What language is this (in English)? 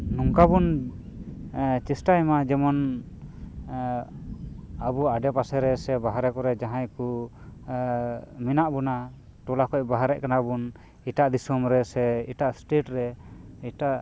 Santali